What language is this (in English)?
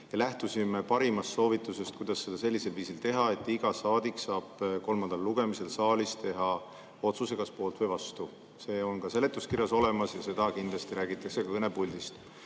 Estonian